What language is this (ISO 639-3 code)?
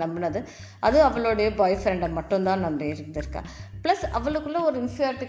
tam